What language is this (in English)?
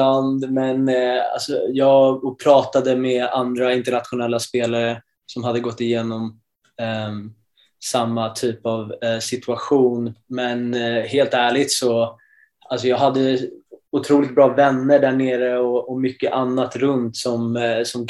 Swedish